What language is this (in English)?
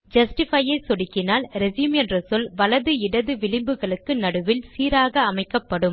Tamil